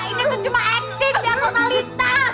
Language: Indonesian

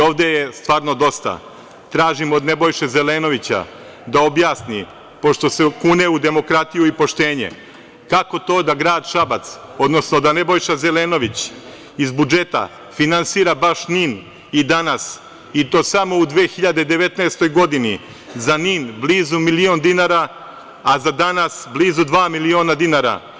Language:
Serbian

